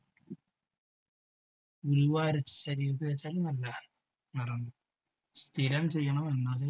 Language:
Malayalam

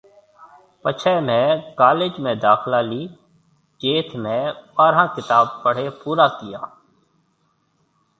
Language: Marwari (Pakistan)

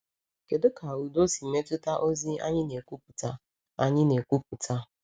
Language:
Igbo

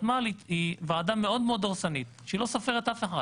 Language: Hebrew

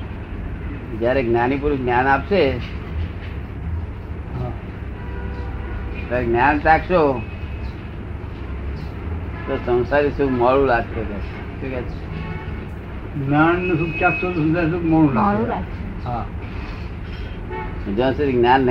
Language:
Gujarati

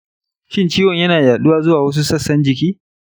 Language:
Hausa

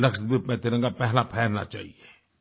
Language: Hindi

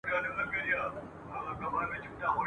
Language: Pashto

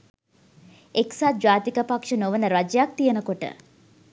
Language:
Sinhala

